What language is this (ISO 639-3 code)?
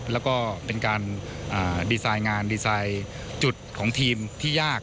tha